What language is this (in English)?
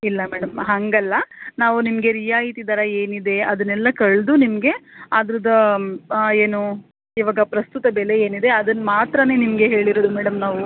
Kannada